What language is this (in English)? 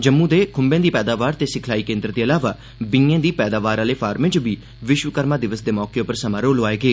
Dogri